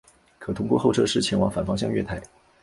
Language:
Chinese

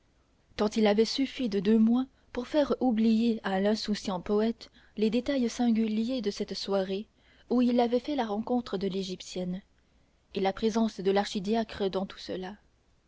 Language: French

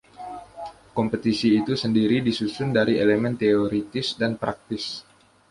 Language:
Indonesian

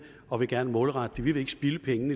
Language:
Danish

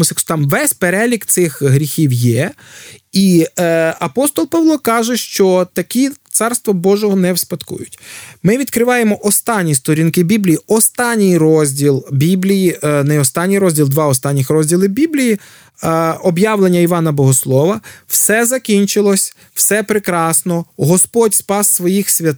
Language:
Ukrainian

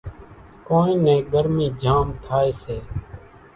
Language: Kachi Koli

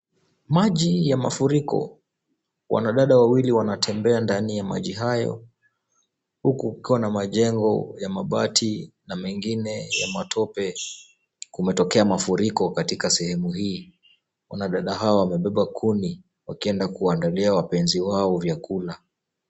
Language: Swahili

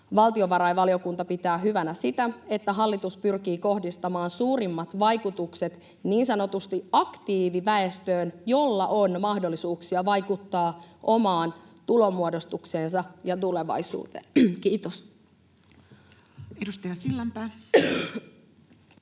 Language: Finnish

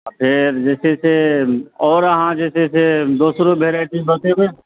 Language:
Maithili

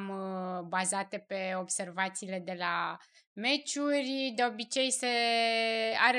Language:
Romanian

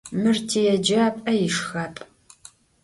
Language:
Adyghe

